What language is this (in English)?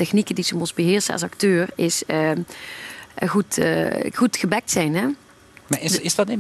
Dutch